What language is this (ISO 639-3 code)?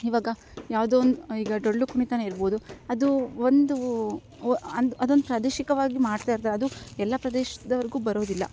kan